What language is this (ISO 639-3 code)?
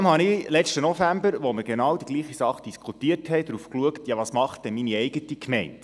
gsw